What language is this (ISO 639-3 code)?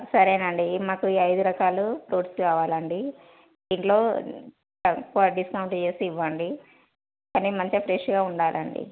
tel